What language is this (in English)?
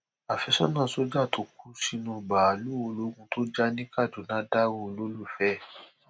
Yoruba